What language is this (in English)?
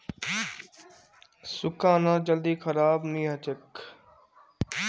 Magahi